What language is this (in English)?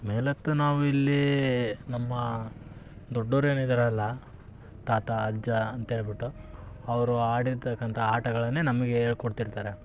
Kannada